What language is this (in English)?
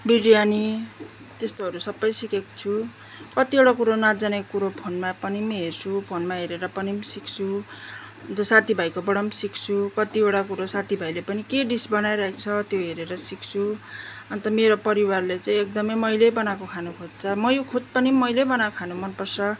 Nepali